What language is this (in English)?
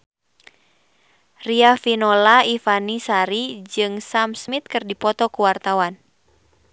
Sundanese